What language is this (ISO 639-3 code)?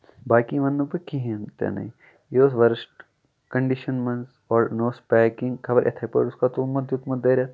kas